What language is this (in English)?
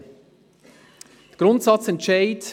Swiss German